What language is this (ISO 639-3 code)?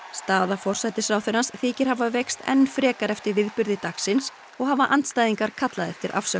isl